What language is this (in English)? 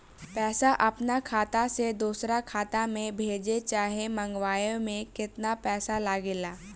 Bhojpuri